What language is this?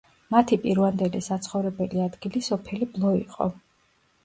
Georgian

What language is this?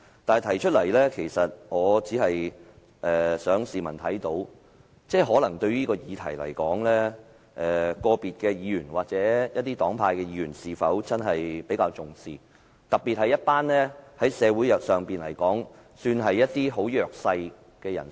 Cantonese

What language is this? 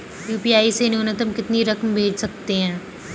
Hindi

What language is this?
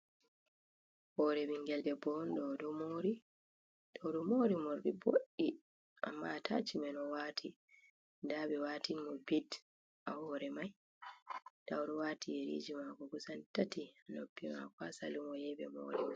Fula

